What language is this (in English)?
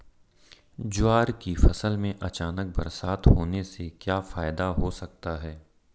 Hindi